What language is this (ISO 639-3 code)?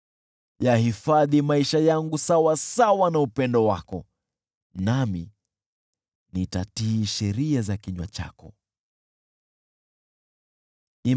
swa